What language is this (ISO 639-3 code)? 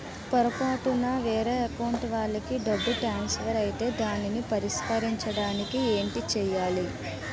tel